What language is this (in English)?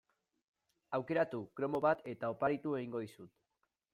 Basque